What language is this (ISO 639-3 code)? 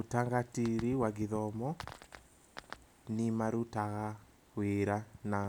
kik